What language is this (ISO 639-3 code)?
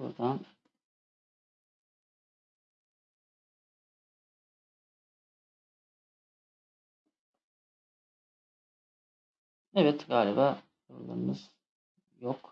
tur